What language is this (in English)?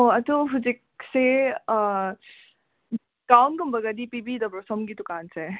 Manipuri